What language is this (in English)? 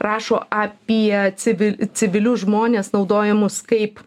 Lithuanian